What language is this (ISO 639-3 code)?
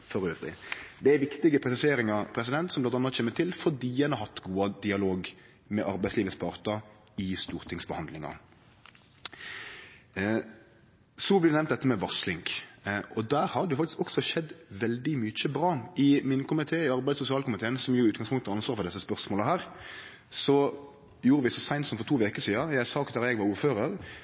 nno